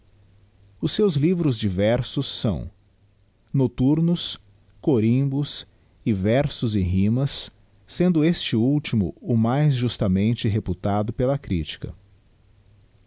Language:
Portuguese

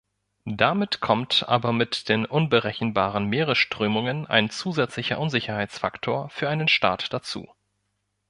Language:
German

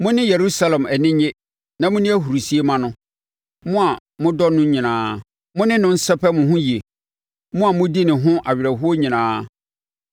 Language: Akan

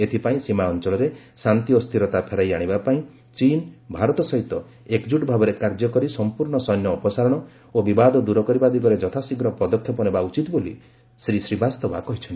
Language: Odia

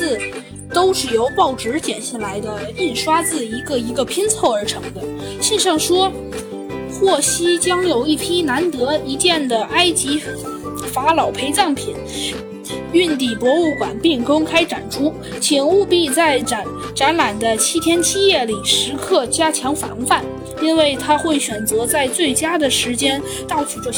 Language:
Chinese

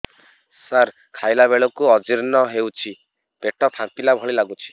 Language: Odia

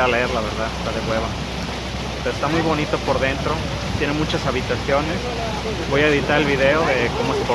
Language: Spanish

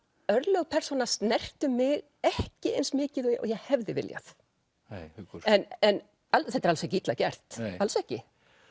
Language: Icelandic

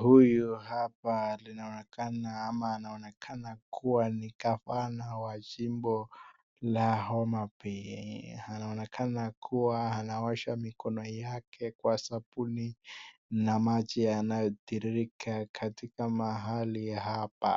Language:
Swahili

